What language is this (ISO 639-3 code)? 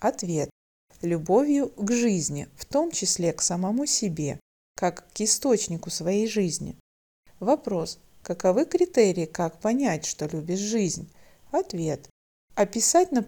rus